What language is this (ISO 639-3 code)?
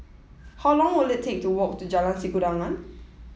eng